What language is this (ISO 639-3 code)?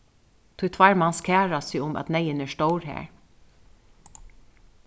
fao